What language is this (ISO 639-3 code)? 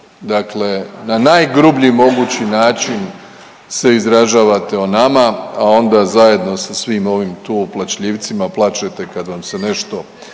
hrv